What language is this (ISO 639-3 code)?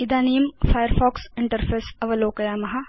san